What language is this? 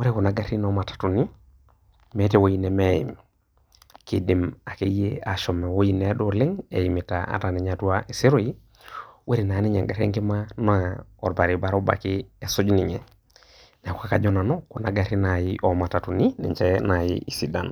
Masai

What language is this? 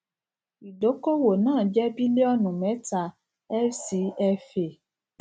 Yoruba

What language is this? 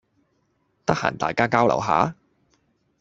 Cantonese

